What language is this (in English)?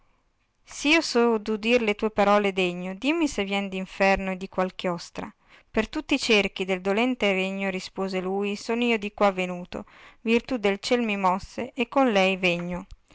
Italian